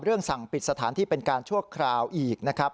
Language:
Thai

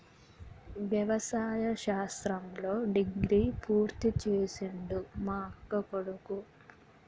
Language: Telugu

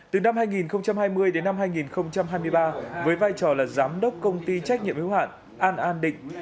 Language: Vietnamese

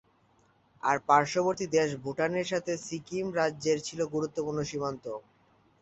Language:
Bangla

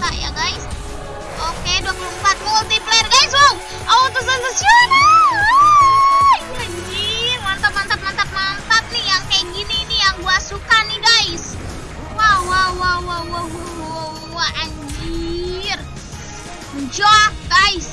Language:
Indonesian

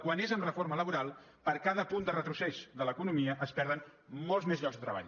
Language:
Catalan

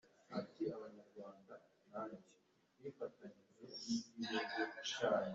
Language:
Kinyarwanda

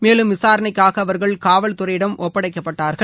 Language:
Tamil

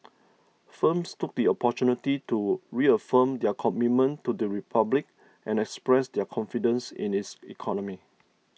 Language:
English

